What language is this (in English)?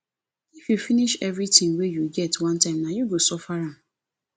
Nigerian Pidgin